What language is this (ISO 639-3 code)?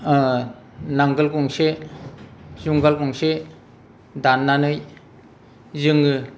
brx